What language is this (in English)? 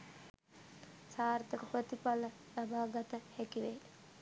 Sinhala